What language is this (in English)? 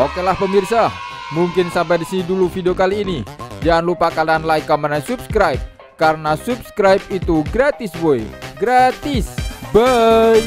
Indonesian